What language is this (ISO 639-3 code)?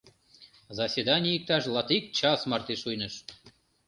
chm